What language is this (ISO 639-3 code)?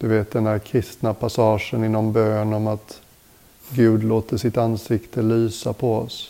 swe